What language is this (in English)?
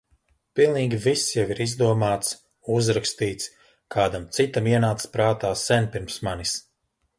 Latvian